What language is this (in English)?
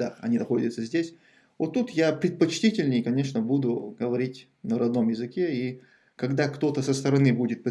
Russian